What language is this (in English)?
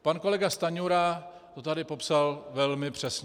Czech